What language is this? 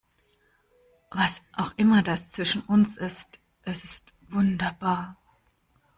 German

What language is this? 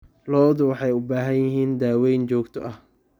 Somali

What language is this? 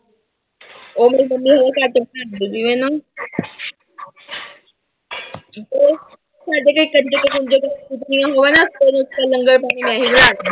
Punjabi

